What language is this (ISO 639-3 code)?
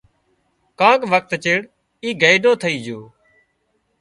kxp